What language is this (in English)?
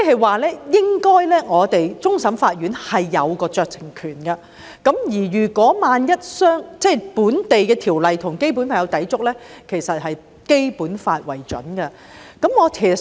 Cantonese